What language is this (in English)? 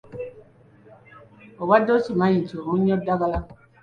Ganda